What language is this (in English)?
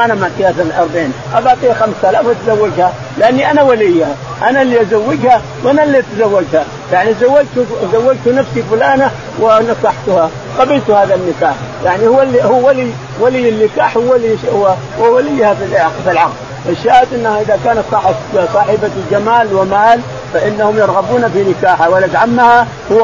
Arabic